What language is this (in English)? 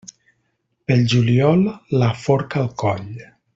Catalan